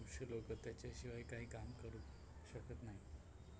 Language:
Marathi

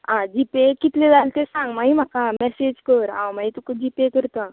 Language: Konkani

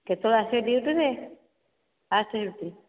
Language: Odia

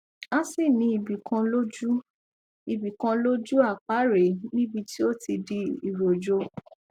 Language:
Yoruba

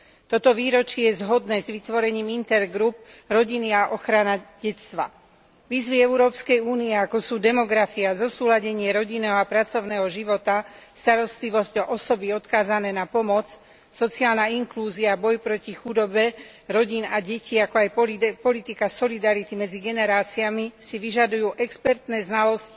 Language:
Slovak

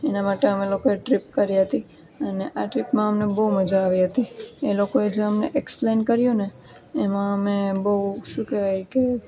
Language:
Gujarati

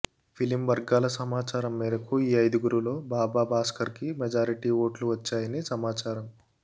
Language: Telugu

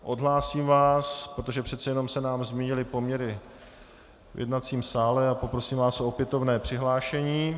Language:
Czech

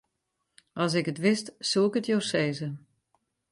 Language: Western Frisian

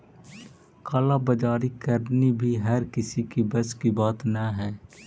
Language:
Magahi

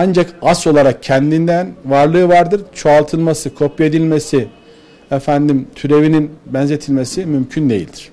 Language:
Turkish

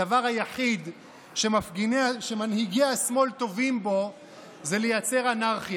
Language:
Hebrew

